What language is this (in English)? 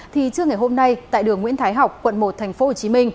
Vietnamese